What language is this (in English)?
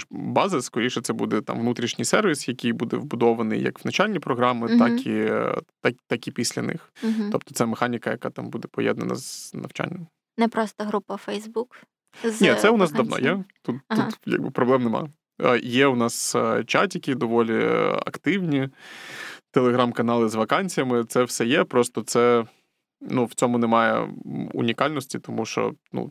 Ukrainian